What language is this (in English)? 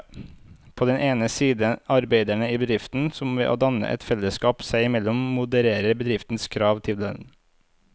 Norwegian